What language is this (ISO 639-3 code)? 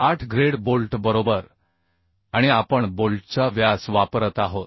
mar